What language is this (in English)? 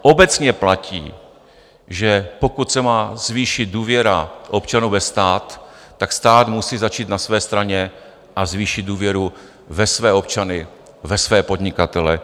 Czech